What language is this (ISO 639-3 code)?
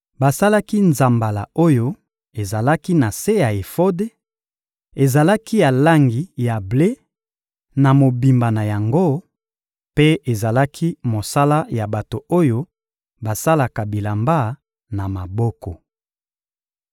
lin